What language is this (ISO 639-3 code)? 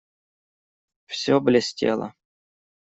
rus